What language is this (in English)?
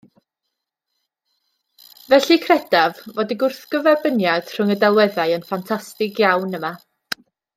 Welsh